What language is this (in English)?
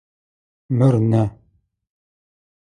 Adyghe